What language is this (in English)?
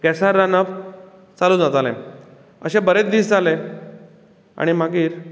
Konkani